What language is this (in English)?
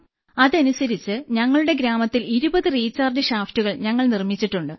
Malayalam